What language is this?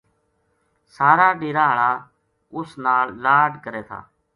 Gujari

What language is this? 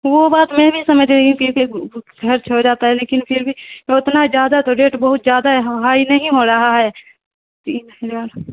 Urdu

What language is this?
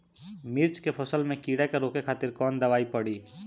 Bhojpuri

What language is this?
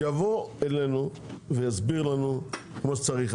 Hebrew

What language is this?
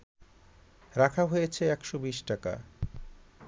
Bangla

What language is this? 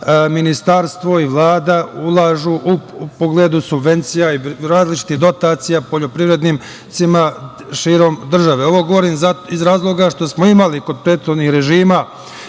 Serbian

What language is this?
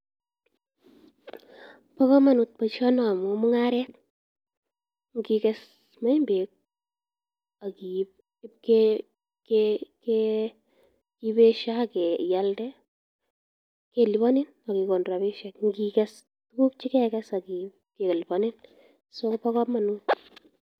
Kalenjin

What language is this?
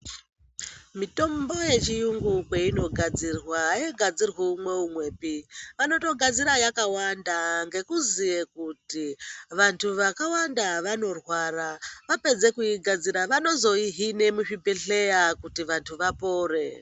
Ndau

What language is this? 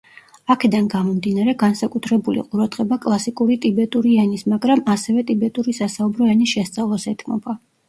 Georgian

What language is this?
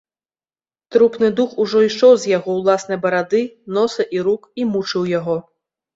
Belarusian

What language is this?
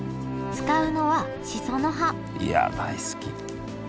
Japanese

